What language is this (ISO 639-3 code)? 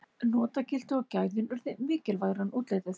isl